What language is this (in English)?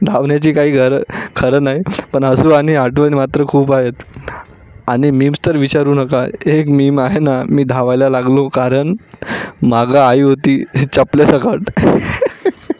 Marathi